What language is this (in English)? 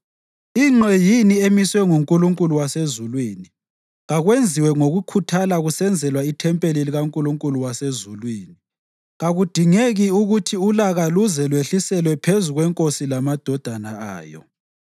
North Ndebele